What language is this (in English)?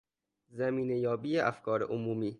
Persian